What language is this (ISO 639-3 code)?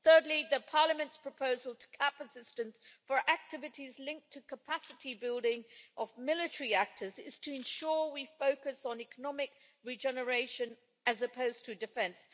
eng